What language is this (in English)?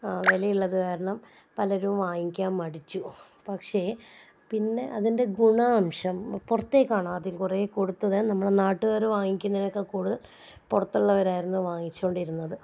Malayalam